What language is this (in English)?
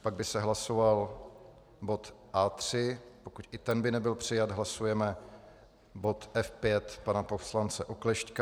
Czech